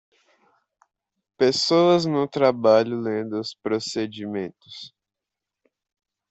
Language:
Portuguese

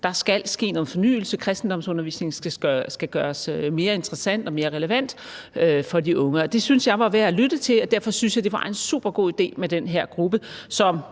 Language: Danish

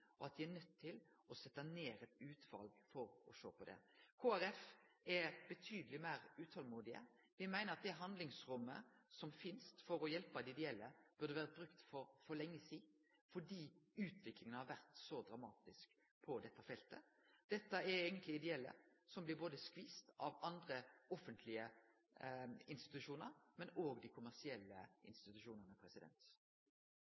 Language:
Norwegian Nynorsk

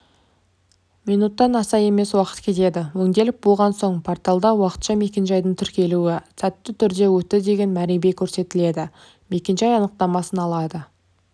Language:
Kazakh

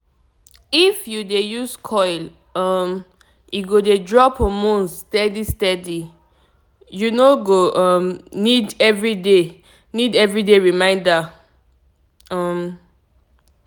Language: Nigerian Pidgin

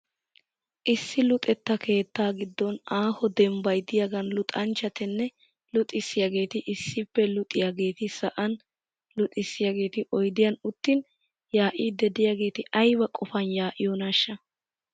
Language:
Wolaytta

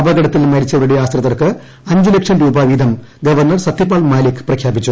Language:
Malayalam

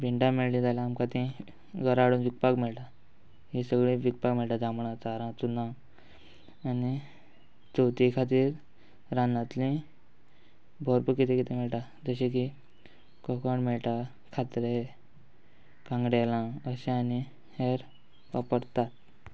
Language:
Konkani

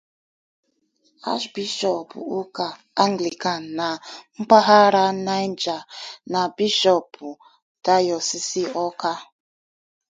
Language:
Igbo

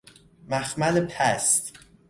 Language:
Persian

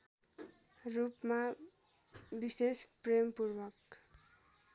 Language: Nepali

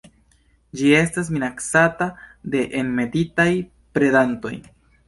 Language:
Esperanto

